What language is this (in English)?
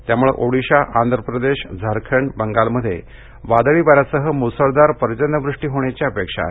Marathi